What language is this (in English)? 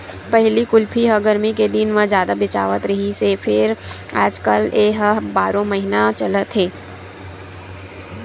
Chhattisgarhi